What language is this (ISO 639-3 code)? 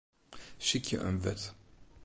fry